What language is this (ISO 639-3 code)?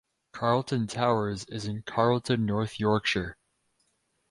eng